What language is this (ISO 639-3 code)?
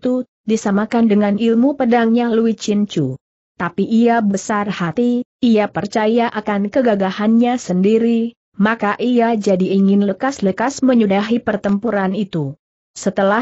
ind